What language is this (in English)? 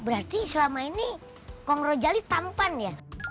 Indonesian